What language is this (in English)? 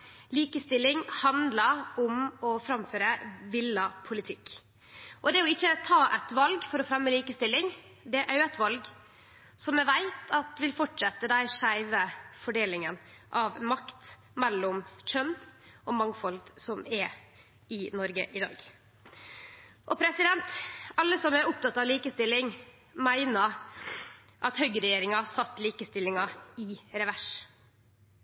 Norwegian Nynorsk